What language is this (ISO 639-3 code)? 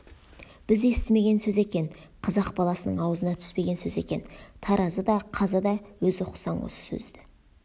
kaz